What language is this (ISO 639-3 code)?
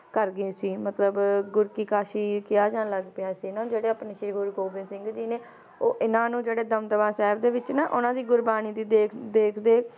pan